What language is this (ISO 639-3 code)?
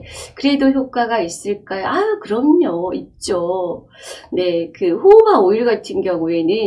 kor